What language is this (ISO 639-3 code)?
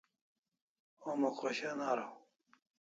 kls